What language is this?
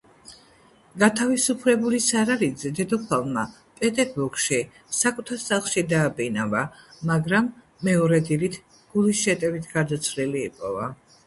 Georgian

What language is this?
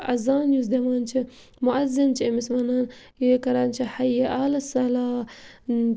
Kashmiri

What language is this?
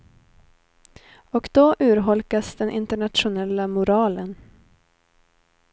Swedish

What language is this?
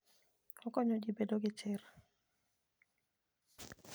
Luo (Kenya and Tanzania)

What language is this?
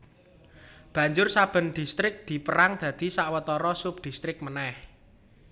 Javanese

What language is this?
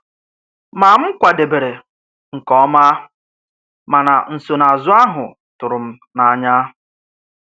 Igbo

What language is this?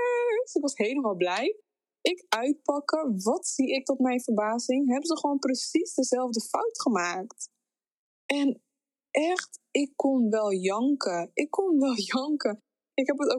Dutch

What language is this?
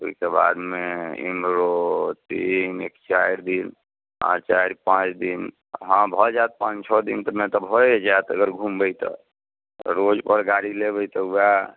Maithili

